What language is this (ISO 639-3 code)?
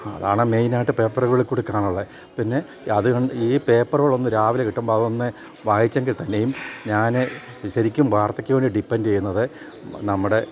mal